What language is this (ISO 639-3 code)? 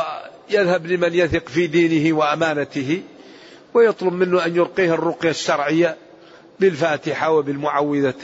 ara